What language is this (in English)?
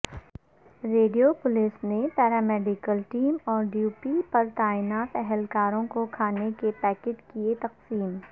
Urdu